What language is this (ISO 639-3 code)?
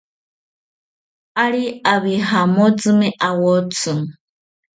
cpy